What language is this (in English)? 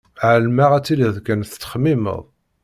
Kabyle